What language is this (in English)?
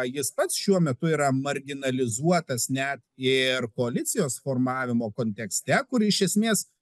Lithuanian